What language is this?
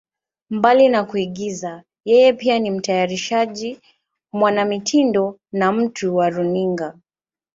Swahili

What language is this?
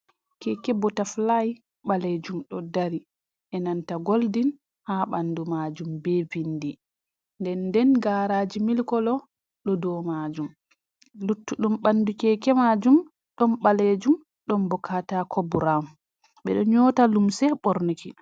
Fula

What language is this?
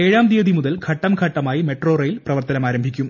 Malayalam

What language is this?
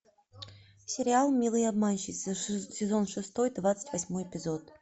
Russian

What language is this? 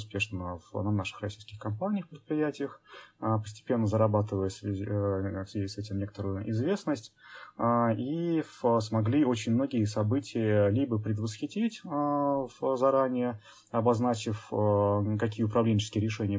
Russian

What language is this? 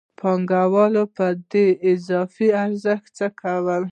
Pashto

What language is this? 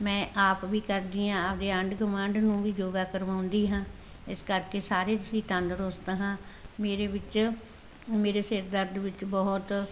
Punjabi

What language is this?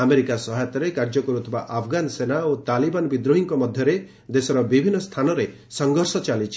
Odia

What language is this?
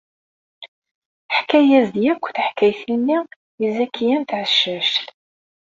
Kabyle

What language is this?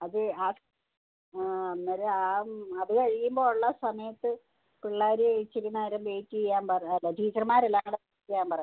Malayalam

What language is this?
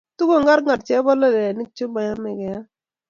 Kalenjin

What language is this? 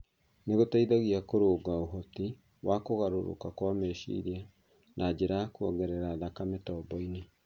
Kikuyu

